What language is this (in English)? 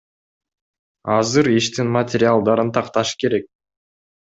Kyrgyz